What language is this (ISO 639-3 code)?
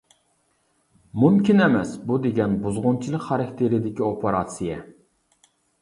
uig